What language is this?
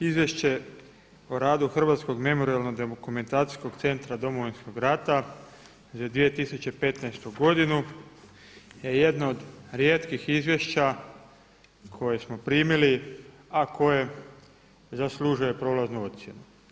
Croatian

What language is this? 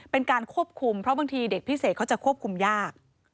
Thai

